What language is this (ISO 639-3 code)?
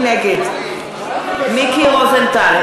heb